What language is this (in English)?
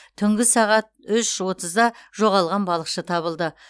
Kazakh